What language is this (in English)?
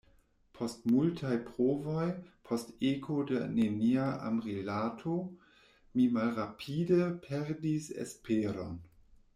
Esperanto